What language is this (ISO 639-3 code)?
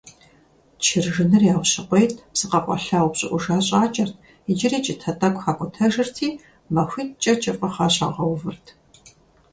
kbd